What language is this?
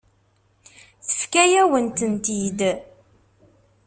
Kabyle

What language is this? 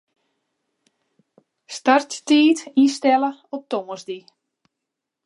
Western Frisian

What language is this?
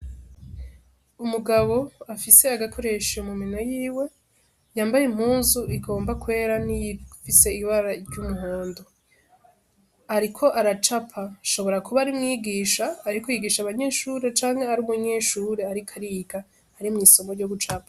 Rundi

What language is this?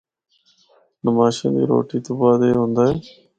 Northern Hindko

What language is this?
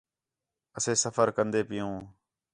Khetrani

